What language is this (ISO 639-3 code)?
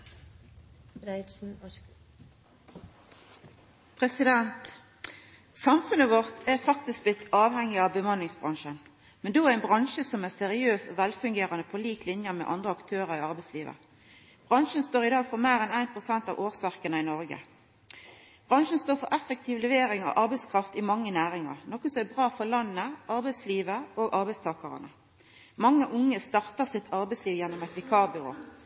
nno